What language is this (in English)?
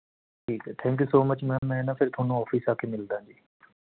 Punjabi